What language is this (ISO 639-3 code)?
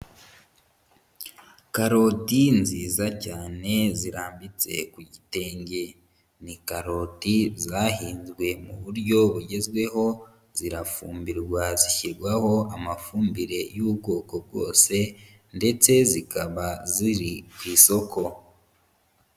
kin